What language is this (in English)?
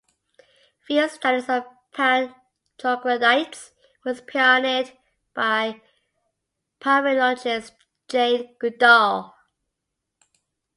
English